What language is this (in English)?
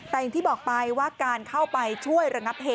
Thai